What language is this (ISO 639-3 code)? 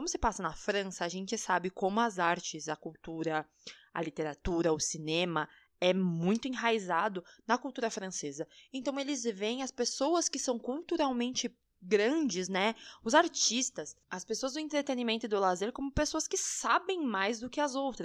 por